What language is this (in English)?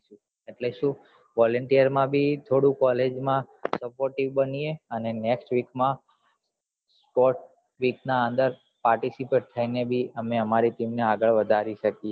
Gujarati